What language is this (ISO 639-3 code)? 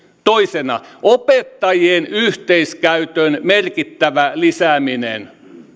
fin